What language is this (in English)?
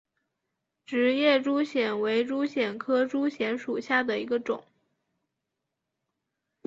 Chinese